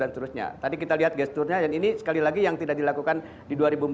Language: Indonesian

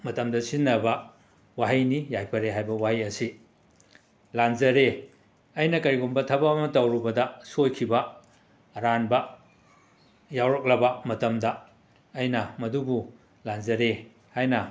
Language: Manipuri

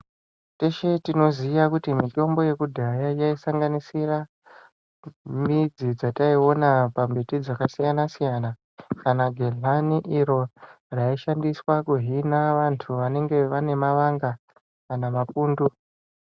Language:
Ndau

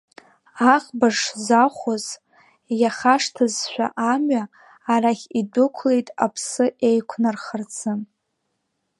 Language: Abkhazian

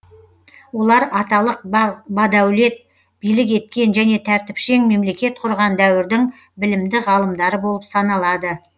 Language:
Kazakh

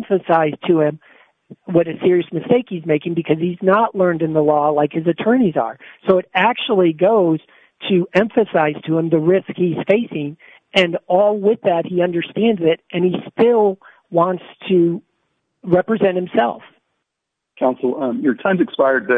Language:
English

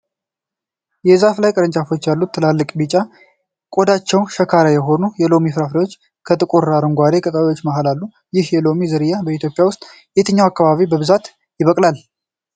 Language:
Amharic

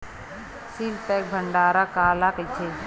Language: Chhattisgarhi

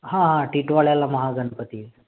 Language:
Marathi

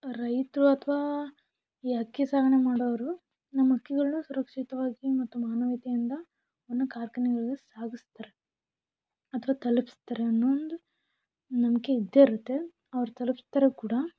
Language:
Kannada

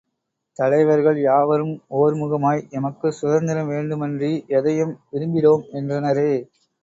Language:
Tamil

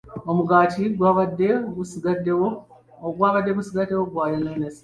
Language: Ganda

